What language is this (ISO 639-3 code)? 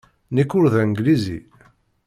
kab